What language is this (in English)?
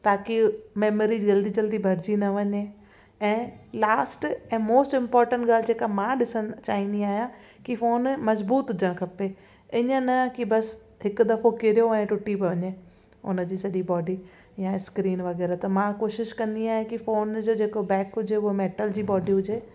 Sindhi